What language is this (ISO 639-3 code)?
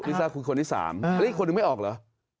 tha